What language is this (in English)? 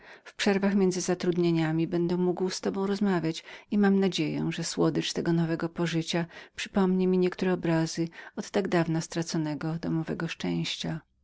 Polish